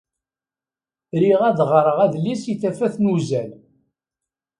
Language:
Kabyle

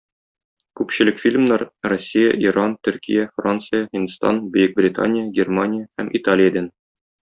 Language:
Tatar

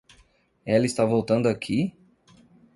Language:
Portuguese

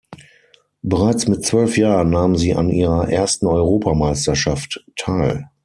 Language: German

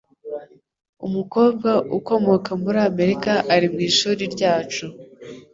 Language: Kinyarwanda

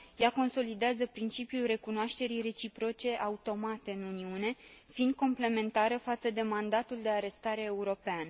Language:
Romanian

